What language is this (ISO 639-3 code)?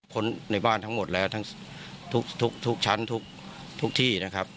tha